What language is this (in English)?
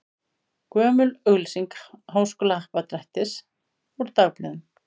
Icelandic